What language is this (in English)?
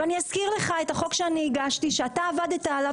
Hebrew